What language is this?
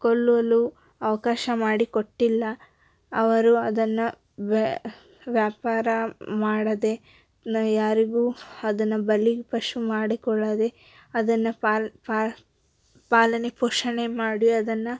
Kannada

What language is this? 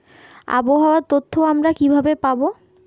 Bangla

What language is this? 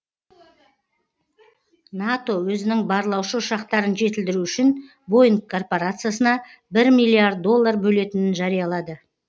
Kazakh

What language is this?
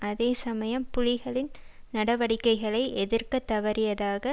Tamil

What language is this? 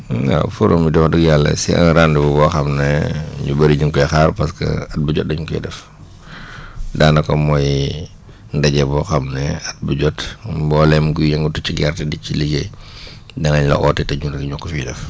Wolof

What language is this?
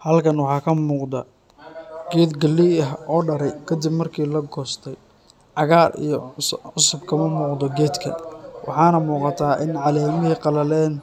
Somali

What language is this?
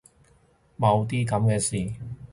Cantonese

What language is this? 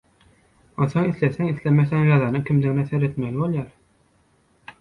Turkmen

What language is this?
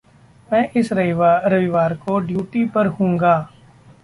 Hindi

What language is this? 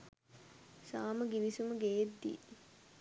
Sinhala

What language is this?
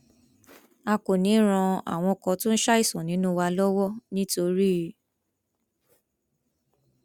Yoruba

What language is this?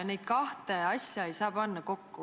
Estonian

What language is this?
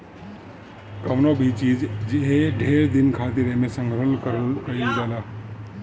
Bhojpuri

